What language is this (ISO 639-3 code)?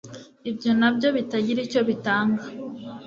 kin